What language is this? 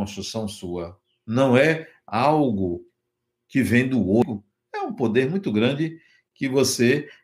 Portuguese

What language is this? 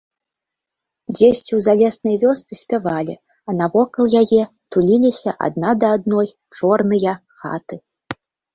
Belarusian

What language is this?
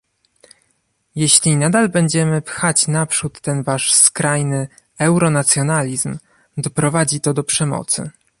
Polish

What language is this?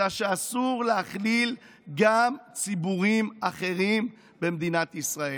Hebrew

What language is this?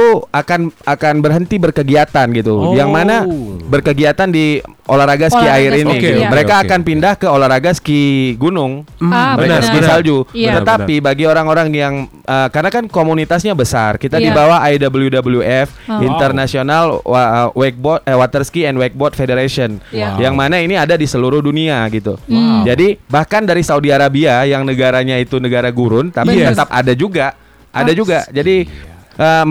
Indonesian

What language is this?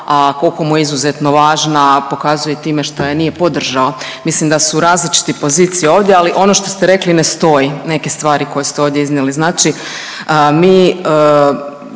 Croatian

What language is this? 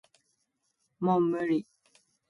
Japanese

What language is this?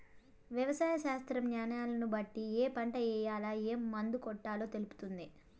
Telugu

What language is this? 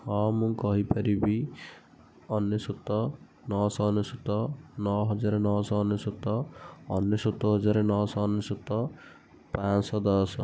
Odia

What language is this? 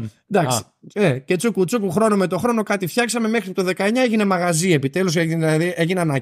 Greek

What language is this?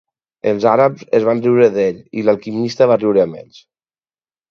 Catalan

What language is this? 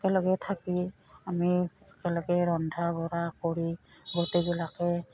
Assamese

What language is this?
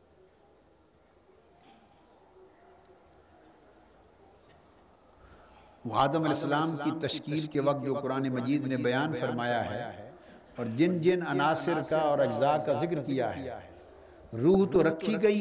Urdu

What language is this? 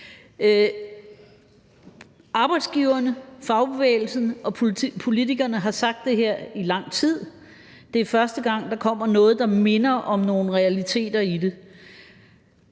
Danish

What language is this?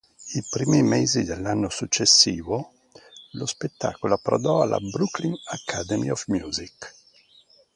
Italian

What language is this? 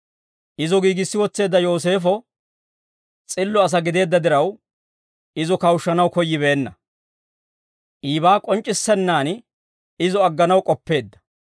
Dawro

